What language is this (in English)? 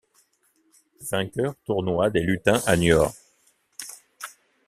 French